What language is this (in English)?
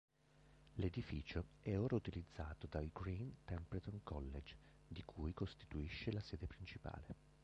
Italian